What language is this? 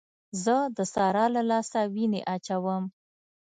Pashto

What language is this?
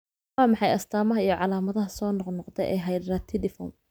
Somali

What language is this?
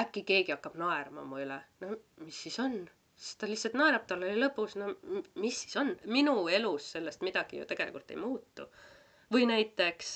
Finnish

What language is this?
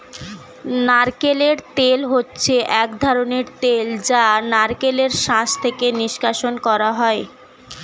Bangla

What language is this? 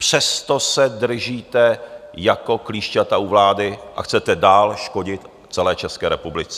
Czech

